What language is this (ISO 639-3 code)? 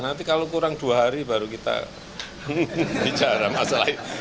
ind